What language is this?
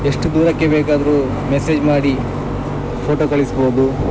Kannada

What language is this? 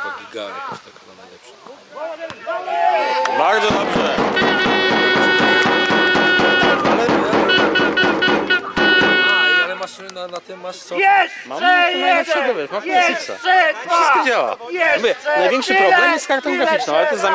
Polish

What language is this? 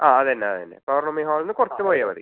Malayalam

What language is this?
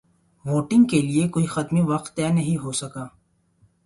Urdu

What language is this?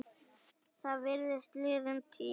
Icelandic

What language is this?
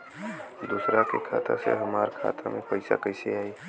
Bhojpuri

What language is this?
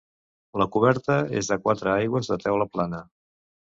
Catalan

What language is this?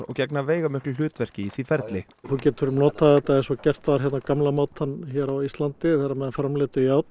Icelandic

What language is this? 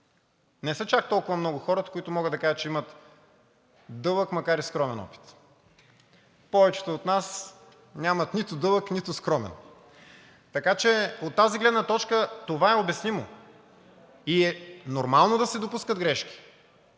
Bulgarian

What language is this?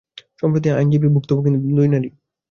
Bangla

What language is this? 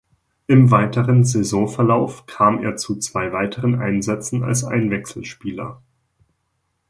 German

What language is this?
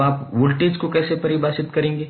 Hindi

